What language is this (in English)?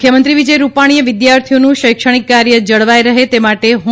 Gujarati